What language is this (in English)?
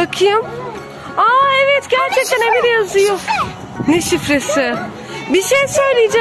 Turkish